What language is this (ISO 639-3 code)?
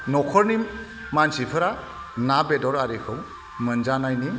brx